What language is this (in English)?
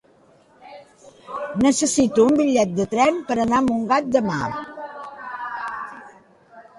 Catalan